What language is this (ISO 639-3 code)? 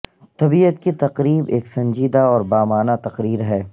urd